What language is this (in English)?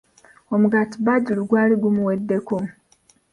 Ganda